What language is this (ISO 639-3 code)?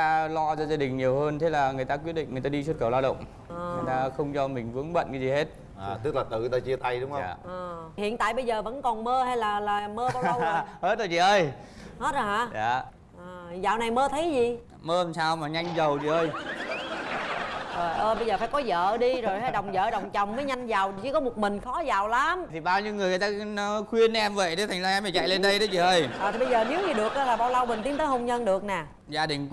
vie